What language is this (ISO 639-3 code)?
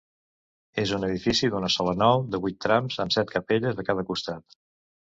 cat